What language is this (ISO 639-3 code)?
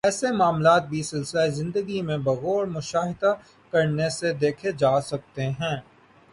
urd